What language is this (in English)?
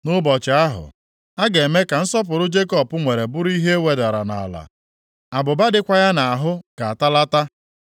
Igbo